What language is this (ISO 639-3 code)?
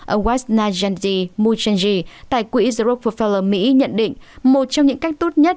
vie